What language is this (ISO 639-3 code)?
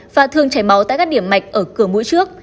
vie